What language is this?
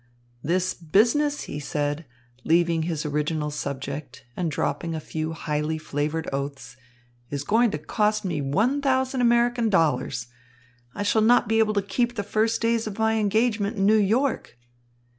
English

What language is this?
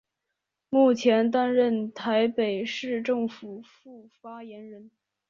Chinese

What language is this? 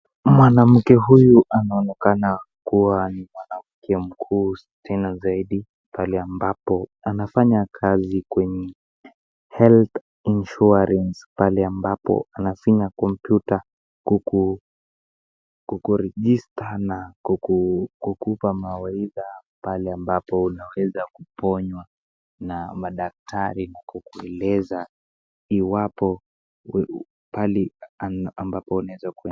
Swahili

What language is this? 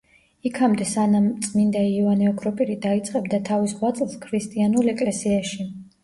Georgian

